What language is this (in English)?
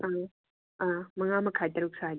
Manipuri